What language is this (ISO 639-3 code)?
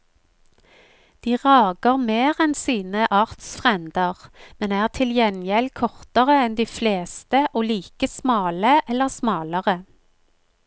nor